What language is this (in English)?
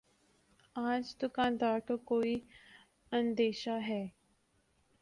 Urdu